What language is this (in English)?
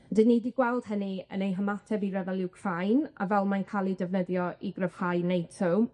Welsh